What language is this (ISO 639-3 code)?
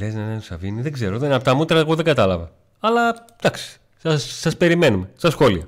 ell